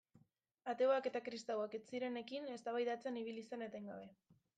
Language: Basque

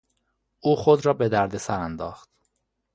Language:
Persian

